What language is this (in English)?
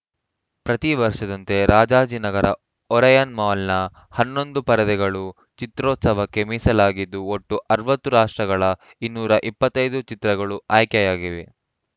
Kannada